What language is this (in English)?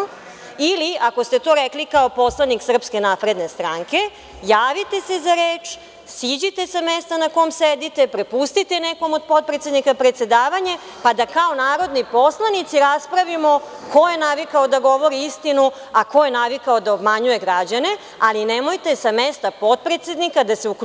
Serbian